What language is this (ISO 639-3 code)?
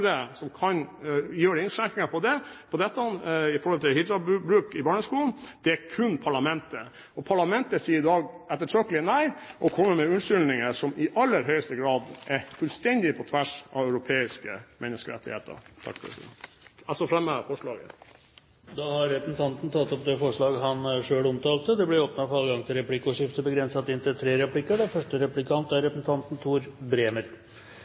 nor